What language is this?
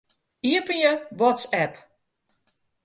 Western Frisian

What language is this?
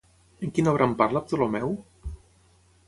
Catalan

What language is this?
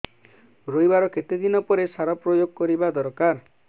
Odia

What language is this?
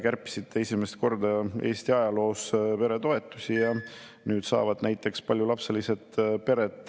Estonian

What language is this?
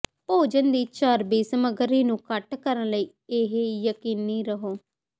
Punjabi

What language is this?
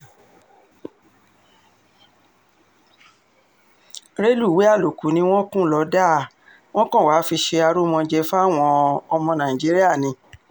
Yoruba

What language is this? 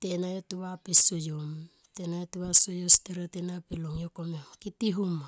Tomoip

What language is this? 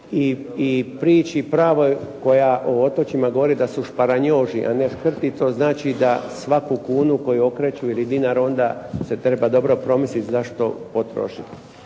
Croatian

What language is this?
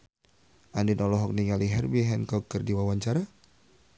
Sundanese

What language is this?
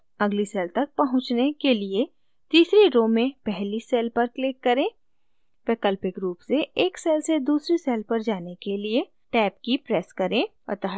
Hindi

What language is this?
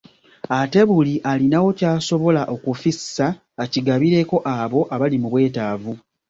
Ganda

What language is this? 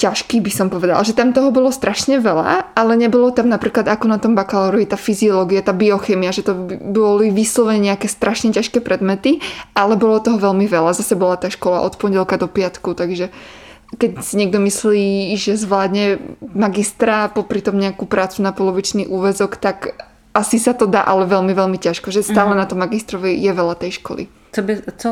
Czech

